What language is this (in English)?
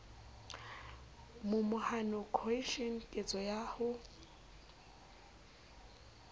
Southern Sotho